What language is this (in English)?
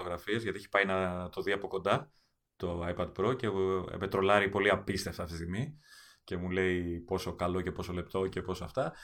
Greek